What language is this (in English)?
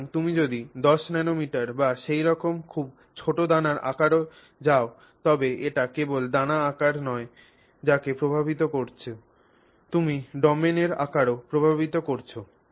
Bangla